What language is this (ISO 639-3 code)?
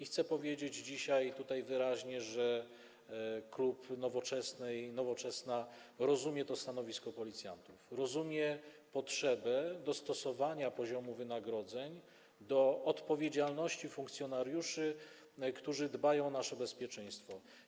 pol